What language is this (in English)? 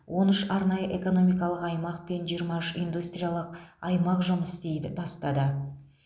Kazakh